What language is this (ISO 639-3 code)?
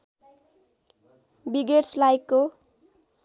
nep